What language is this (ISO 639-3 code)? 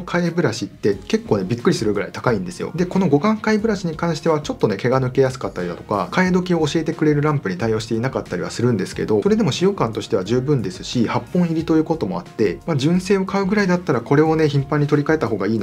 jpn